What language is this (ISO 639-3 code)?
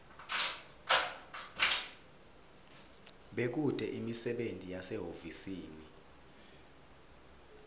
ssw